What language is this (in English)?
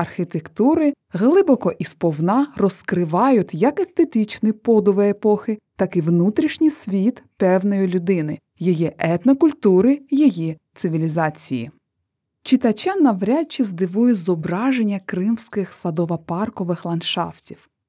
Ukrainian